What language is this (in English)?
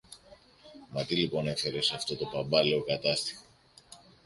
Greek